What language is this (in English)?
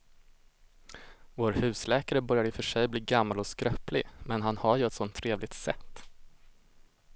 Swedish